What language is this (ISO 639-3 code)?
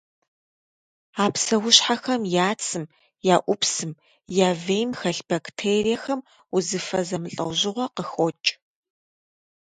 kbd